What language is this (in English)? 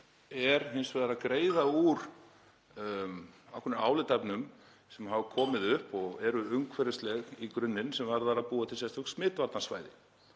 Icelandic